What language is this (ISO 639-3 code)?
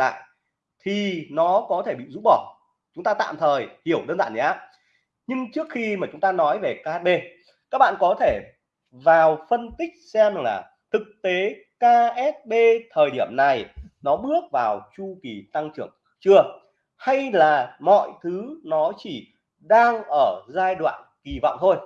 vie